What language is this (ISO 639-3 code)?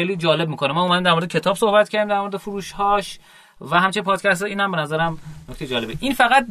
fas